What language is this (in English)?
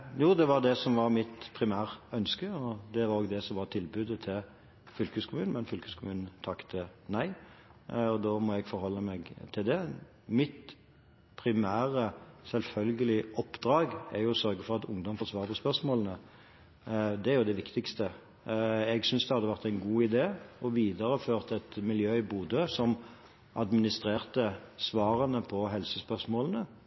Norwegian Bokmål